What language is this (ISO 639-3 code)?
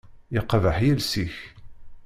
kab